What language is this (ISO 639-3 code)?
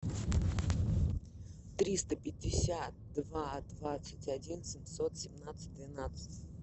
rus